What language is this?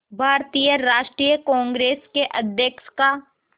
Hindi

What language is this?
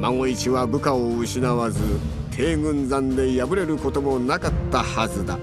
Japanese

